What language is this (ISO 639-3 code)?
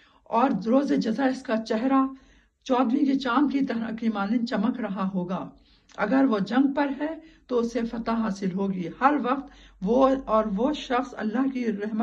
urd